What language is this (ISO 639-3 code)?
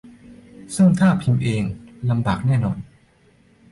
tha